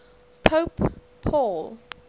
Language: English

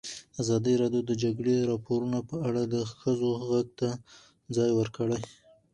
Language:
Pashto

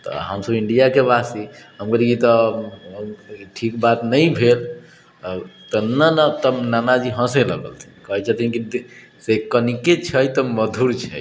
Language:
Maithili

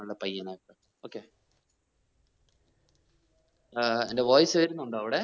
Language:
Malayalam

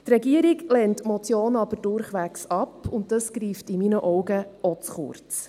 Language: Swiss German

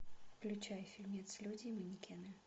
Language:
Russian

